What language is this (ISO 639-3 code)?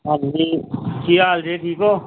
pan